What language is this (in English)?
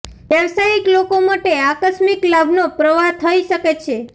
Gujarati